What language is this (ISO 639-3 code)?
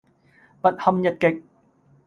yue